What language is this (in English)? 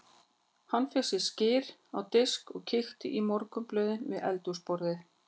Icelandic